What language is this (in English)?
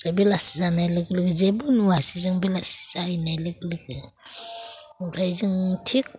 Bodo